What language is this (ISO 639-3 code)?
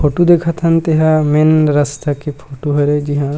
hne